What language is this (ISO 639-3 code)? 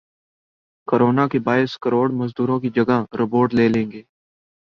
urd